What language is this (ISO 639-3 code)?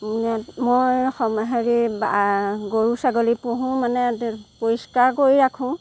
asm